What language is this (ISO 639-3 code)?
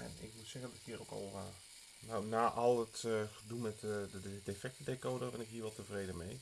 nld